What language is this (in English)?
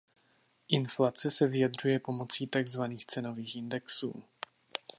Czech